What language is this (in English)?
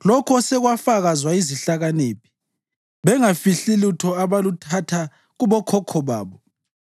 North Ndebele